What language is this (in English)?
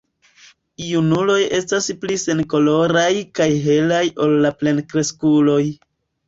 Esperanto